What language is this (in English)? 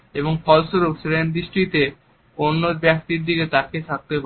Bangla